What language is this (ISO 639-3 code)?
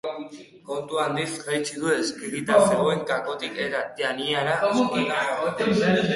eus